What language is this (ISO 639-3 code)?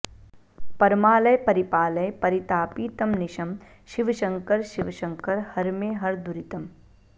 san